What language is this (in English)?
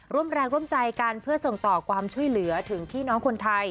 Thai